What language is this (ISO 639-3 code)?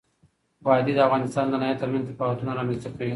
pus